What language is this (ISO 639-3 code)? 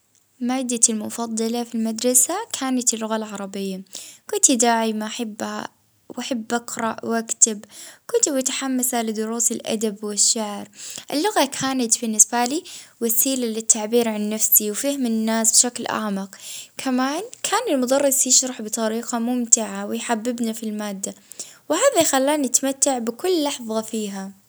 ayl